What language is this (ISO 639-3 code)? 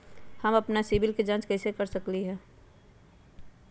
mag